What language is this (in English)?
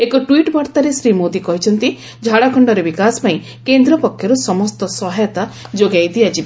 Odia